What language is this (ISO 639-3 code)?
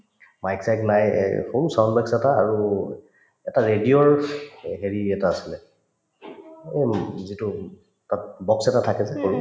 asm